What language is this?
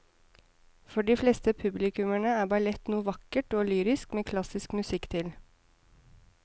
Norwegian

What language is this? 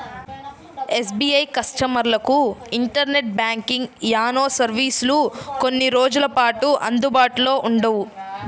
Telugu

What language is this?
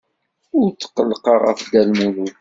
Kabyle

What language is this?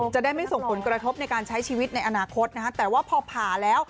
Thai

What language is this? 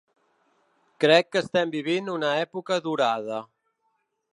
Catalan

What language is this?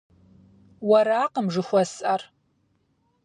Kabardian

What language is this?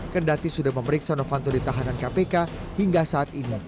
Indonesian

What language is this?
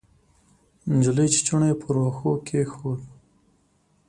Pashto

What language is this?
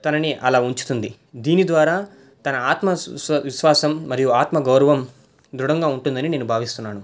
Telugu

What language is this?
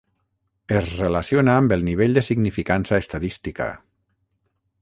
Catalan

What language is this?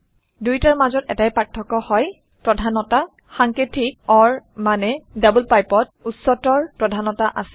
Assamese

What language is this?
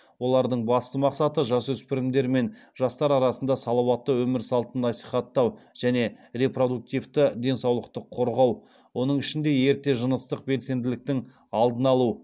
Kazakh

